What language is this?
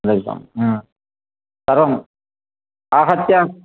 Sanskrit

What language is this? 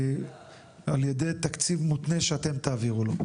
Hebrew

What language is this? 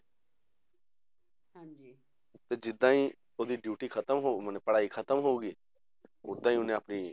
Punjabi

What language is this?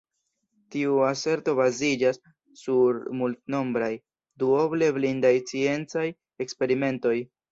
Esperanto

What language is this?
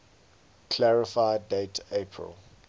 English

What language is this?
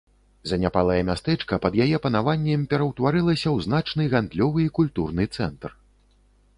Belarusian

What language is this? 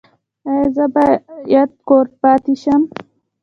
Pashto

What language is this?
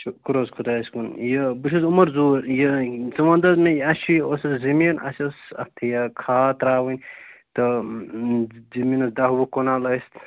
Kashmiri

